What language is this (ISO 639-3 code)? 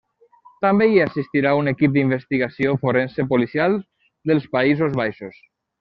cat